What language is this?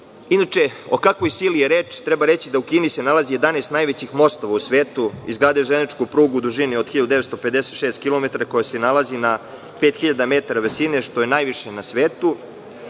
Serbian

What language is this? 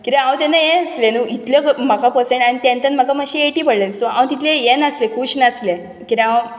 Konkani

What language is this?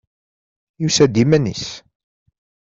Kabyle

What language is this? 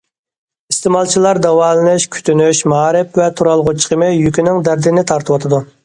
Uyghur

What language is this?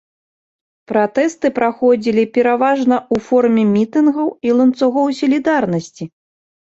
Belarusian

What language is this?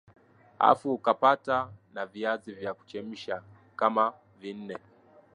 Swahili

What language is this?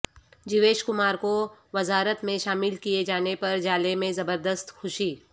Urdu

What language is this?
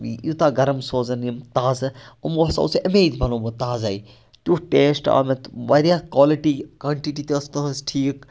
Kashmiri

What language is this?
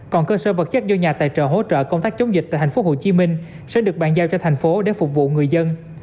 Vietnamese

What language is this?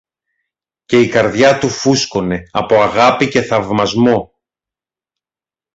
Greek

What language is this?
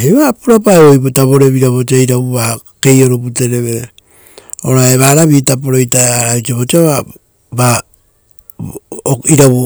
Rotokas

